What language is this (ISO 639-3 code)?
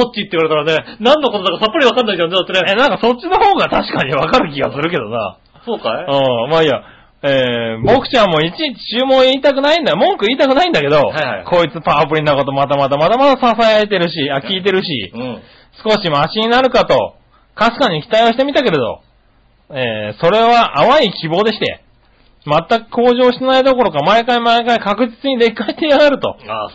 jpn